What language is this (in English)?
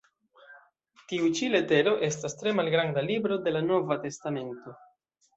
Esperanto